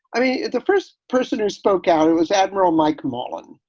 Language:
English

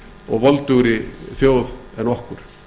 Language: Icelandic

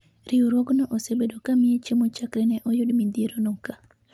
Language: Luo (Kenya and Tanzania)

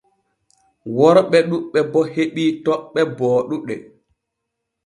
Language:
Borgu Fulfulde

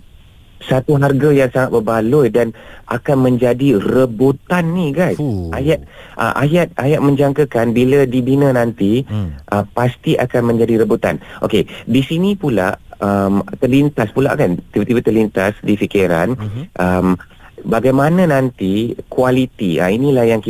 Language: Malay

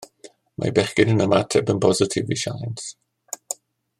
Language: Welsh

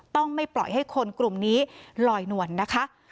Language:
Thai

